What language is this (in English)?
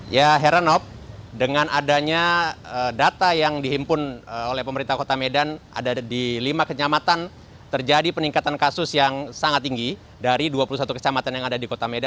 Indonesian